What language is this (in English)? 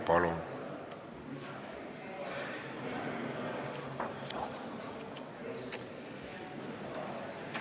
Estonian